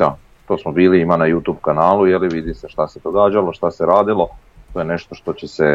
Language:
Croatian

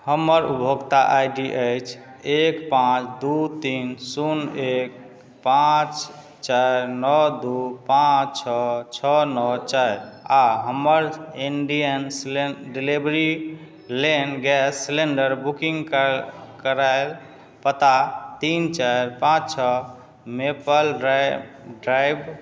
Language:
Maithili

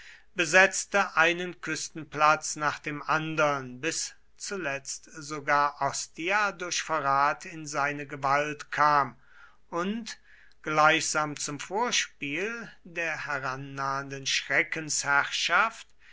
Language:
German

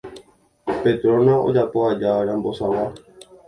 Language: Guarani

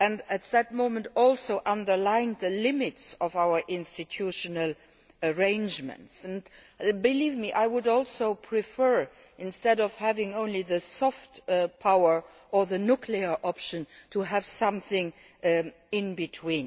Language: English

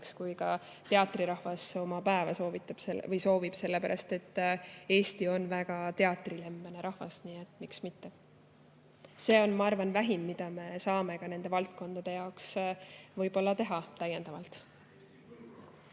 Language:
Estonian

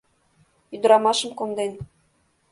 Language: Mari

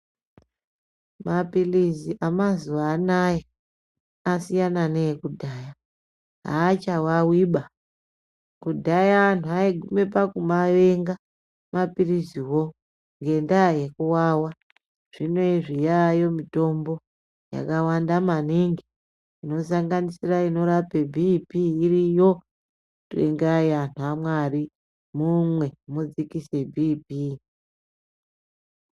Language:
Ndau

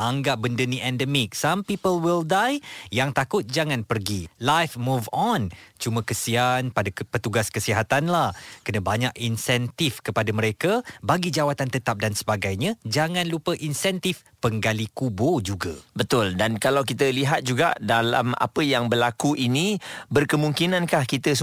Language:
Malay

